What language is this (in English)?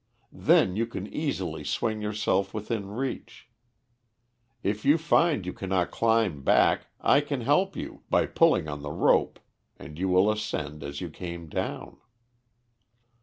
English